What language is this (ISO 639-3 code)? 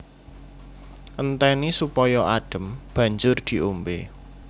jav